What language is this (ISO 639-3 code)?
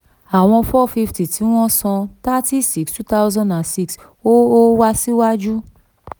yor